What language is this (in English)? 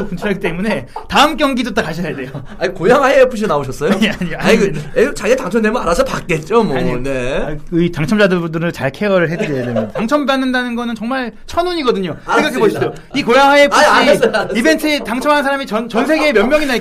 Korean